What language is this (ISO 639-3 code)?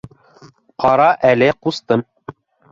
bak